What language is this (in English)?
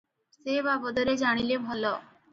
Odia